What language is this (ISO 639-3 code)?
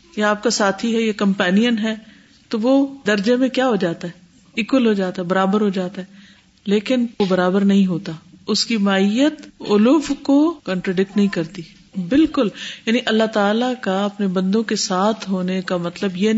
urd